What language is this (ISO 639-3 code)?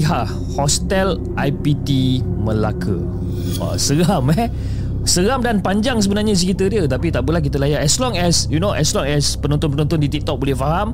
msa